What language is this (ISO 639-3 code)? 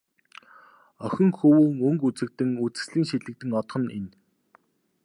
mon